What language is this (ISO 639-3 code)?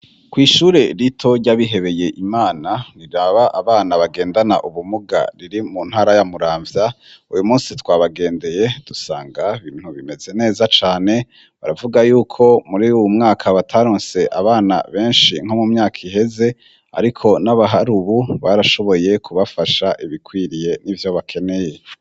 run